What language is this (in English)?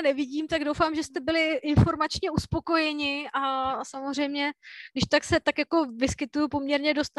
Czech